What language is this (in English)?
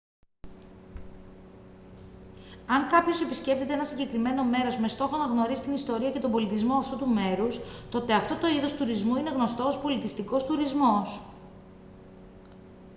Greek